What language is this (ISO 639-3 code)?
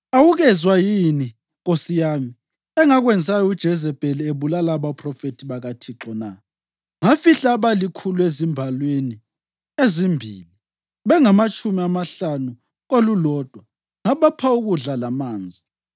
nde